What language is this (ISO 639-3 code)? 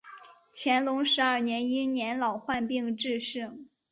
zho